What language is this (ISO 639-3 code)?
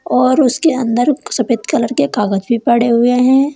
hin